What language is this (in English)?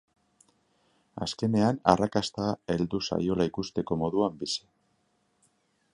Basque